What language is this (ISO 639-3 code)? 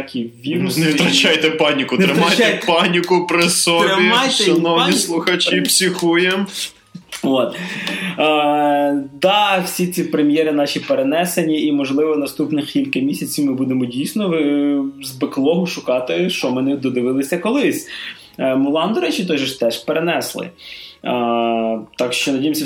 ukr